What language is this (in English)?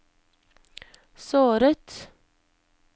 Norwegian